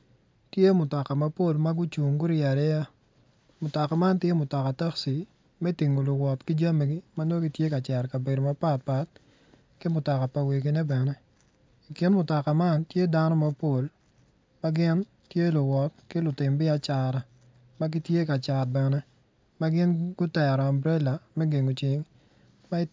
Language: Acoli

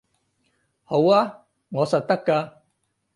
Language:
Cantonese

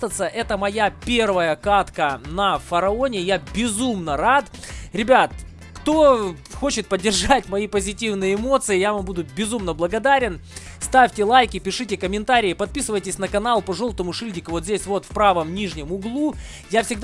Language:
Russian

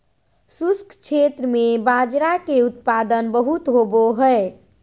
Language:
Magahi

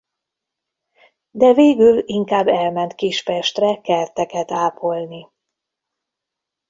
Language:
Hungarian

